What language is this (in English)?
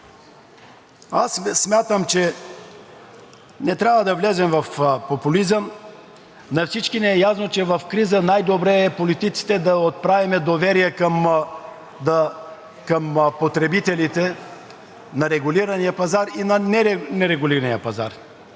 Bulgarian